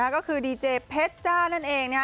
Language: Thai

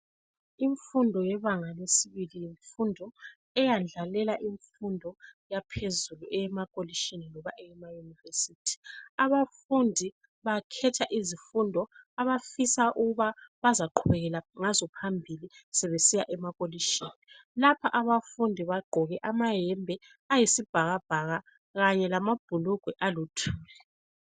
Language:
North Ndebele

